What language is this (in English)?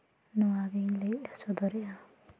Santali